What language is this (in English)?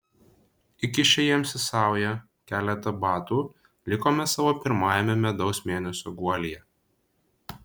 Lithuanian